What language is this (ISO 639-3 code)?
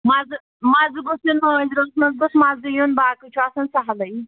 kas